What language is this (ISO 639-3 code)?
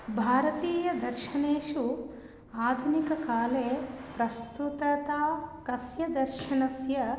san